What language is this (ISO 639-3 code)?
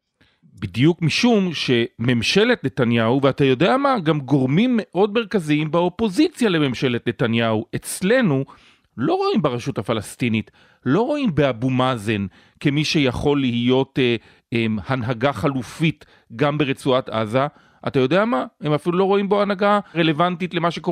heb